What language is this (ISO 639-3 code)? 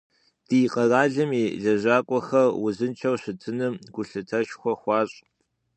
kbd